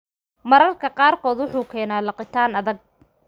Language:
Somali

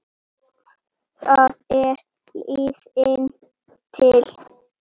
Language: Icelandic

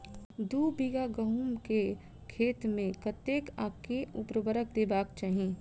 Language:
Maithili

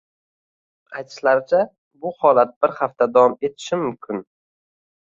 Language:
Uzbek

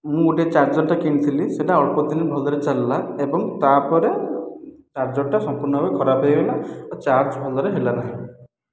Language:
Odia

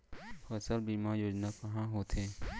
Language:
Chhattisgarhi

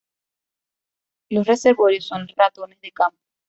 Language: Spanish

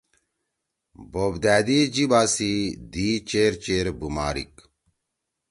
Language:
Torwali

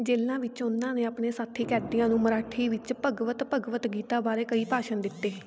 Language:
Punjabi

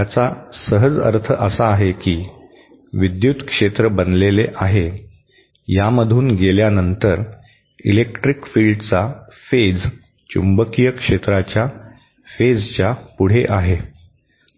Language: Marathi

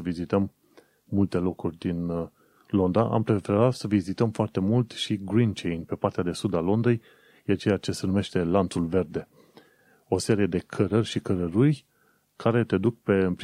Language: Romanian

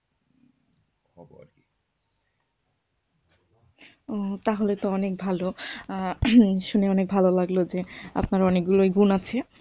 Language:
Bangla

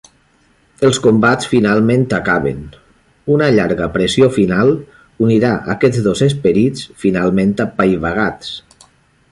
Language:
Catalan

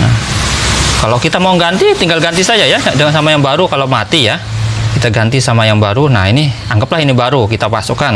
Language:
Indonesian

